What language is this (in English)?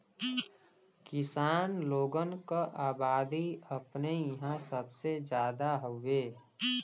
Bhojpuri